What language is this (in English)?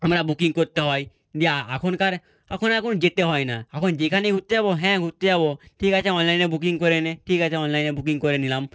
Bangla